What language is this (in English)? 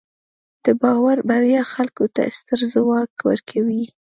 Pashto